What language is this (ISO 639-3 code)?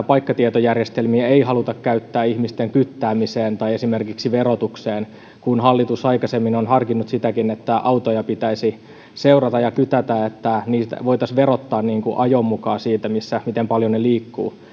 fin